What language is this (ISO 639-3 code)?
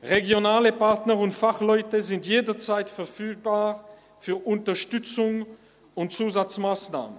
gsw